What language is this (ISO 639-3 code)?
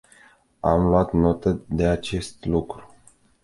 ron